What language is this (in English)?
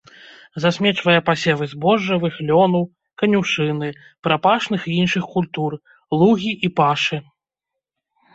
Belarusian